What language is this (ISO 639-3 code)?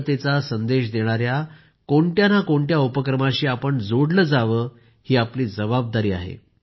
mar